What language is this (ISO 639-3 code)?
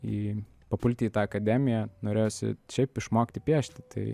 lit